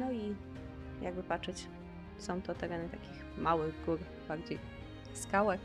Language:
Polish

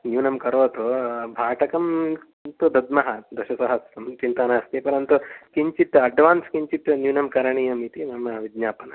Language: Sanskrit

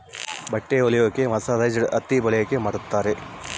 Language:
Kannada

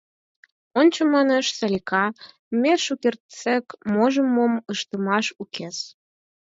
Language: Mari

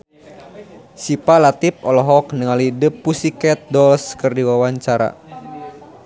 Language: Sundanese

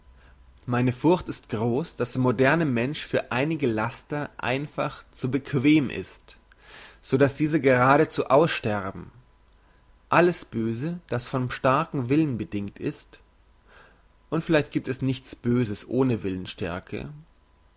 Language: German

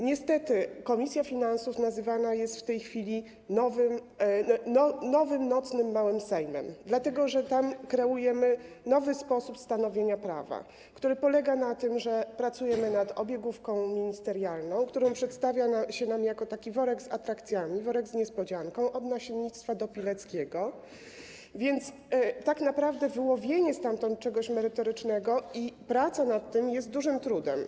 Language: Polish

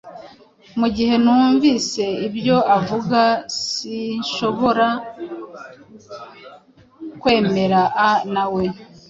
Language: Kinyarwanda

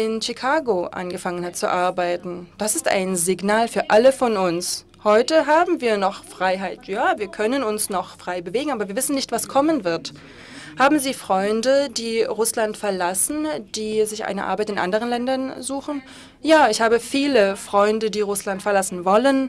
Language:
German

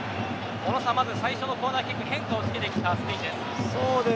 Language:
Japanese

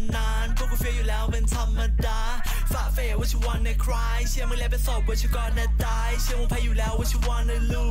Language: Thai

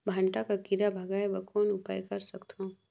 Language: Chhattisgarhi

